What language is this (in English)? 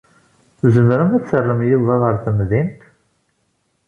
Kabyle